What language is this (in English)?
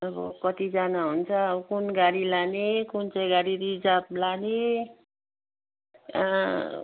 Nepali